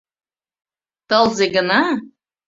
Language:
Mari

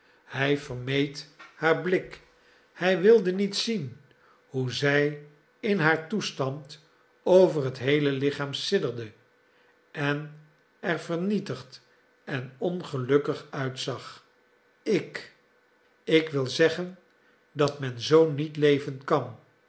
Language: Dutch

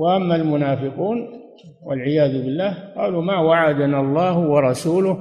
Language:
Arabic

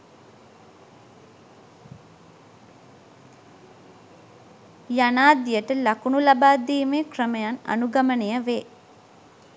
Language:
Sinhala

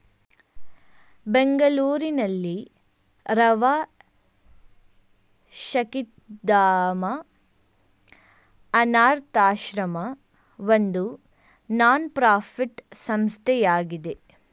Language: Kannada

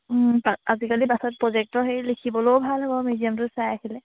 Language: Assamese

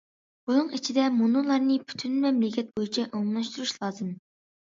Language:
Uyghur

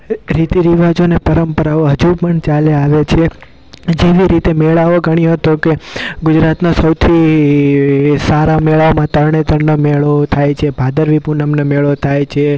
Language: Gujarati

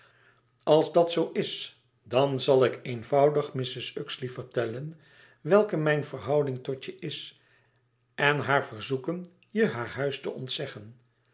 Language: Dutch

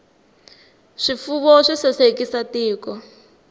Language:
Tsonga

